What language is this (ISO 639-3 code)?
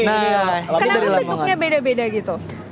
ind